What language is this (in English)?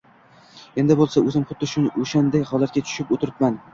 Uzbek